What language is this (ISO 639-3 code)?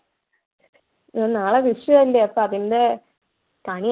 mal